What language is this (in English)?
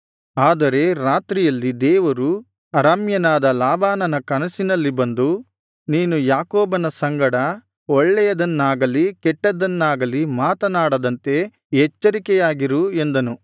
Kannada